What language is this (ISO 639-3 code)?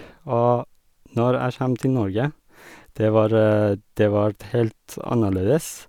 nor